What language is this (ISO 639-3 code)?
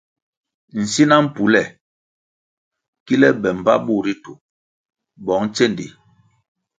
nmg